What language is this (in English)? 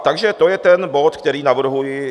Czech